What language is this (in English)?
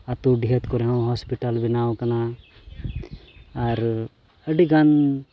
Santali